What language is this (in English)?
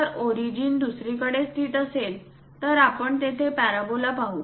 Marathi